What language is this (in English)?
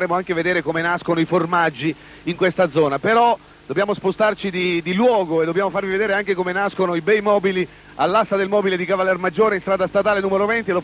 Italian